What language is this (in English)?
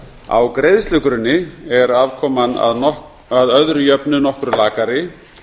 Icelandic